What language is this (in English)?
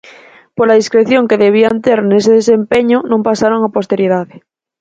Galician